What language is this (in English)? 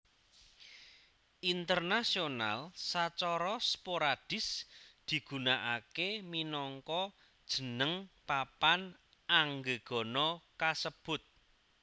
Javanese